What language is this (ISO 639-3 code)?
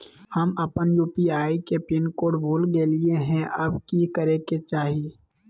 mag